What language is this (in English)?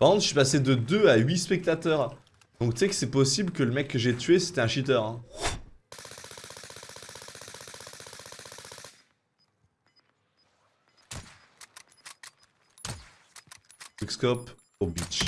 French